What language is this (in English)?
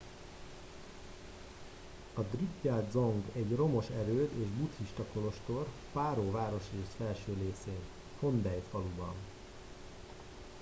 Hungarian